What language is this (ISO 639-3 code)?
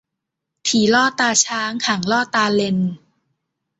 tha